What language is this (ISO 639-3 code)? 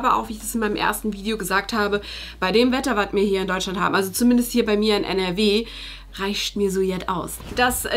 deu